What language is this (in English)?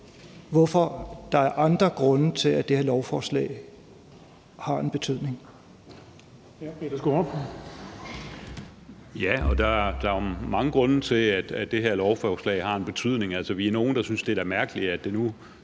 Danish